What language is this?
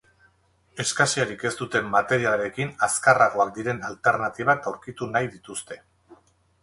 Basque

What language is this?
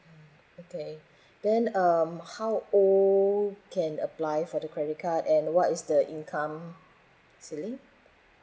English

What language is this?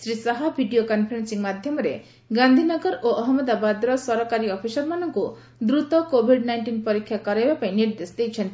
Odia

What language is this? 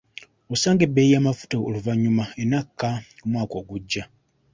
Ganda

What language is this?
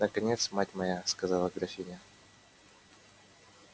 Russian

